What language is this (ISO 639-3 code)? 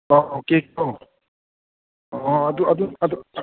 mni